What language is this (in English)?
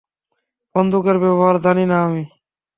Bangla